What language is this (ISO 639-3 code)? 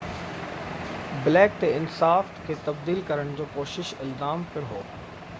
snd